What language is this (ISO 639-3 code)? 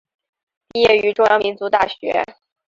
zho